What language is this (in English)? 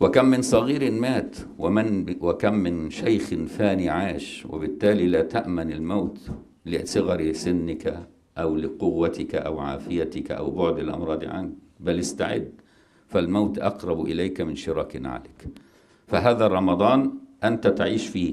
Arabic